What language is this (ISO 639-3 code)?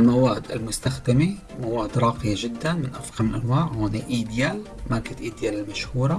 ara